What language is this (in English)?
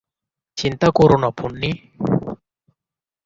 Bangla